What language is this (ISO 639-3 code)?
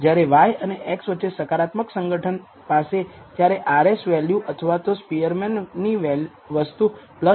guj